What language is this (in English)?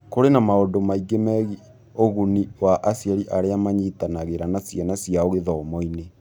Kikuyu